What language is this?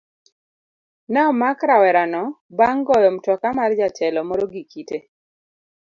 Luo (Kenya and Tanzania)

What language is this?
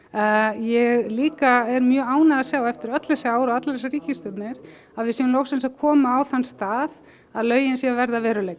Icelandic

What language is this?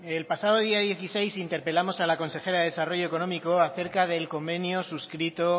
Spanish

